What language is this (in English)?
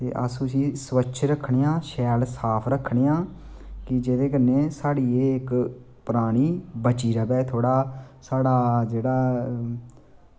Dogri